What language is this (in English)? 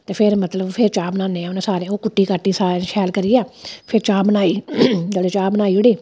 Dogri